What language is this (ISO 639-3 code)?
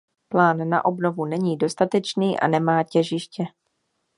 ces